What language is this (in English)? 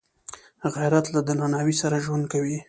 Pashto